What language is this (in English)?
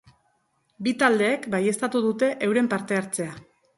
Basque